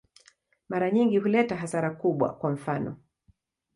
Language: Swahili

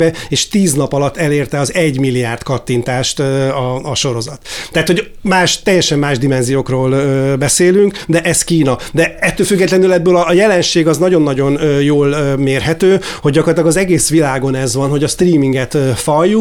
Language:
Hungarian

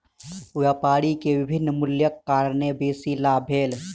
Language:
Maithili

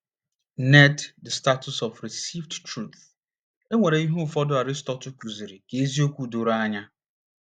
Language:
Igbo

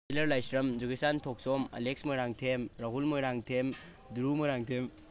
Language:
Manipuri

